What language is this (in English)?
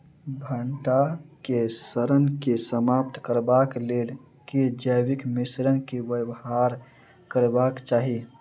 Maithili